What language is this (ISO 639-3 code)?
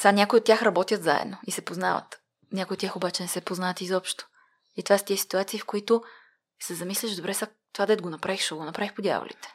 bul